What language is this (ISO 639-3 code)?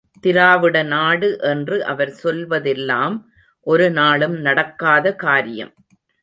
tam